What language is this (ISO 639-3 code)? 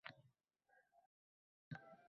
uzb